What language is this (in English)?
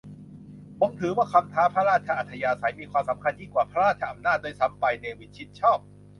Thai